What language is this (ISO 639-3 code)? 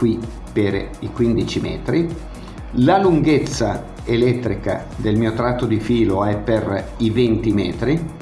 ita